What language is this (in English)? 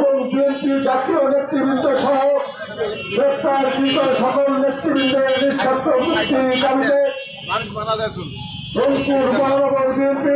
Bangla